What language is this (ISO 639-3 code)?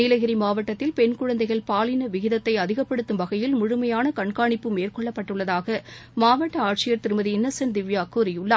tam